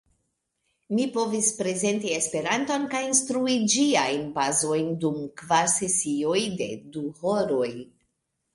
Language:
Esperanto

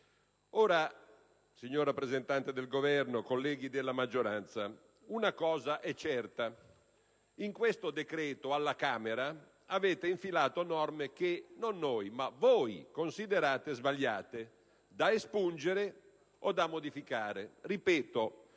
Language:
Italian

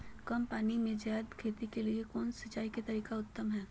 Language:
Magahi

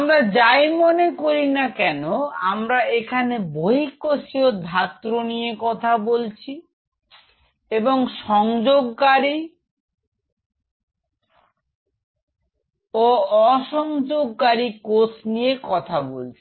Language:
Bangla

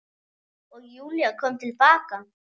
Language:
Icelandic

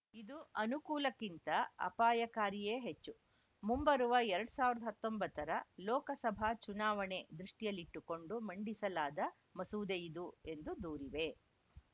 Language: Kannada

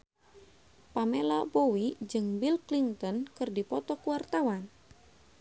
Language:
Sundanese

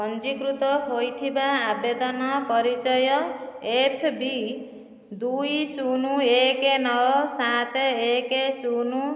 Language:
Odia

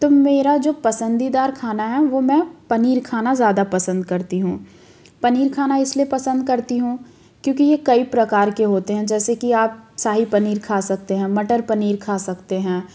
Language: Hindi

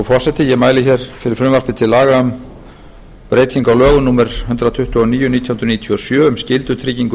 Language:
Icelandic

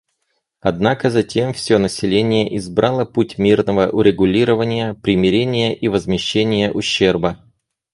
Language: Russian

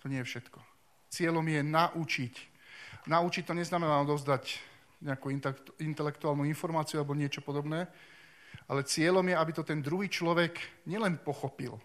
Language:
Slovak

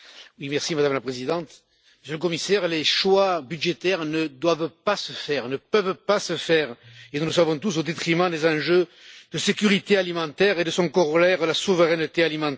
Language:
French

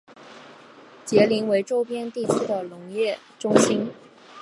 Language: Chinese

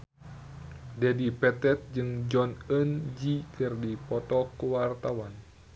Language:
Sundanese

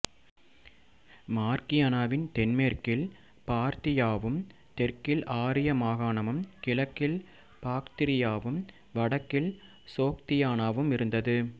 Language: Tamil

